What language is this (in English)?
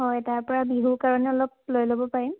Assamese